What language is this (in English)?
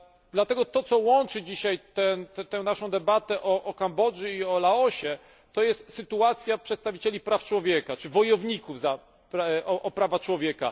Polish